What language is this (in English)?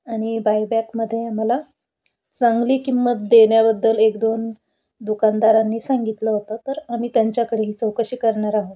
Marathi